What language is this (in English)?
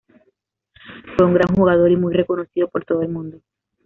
Spanish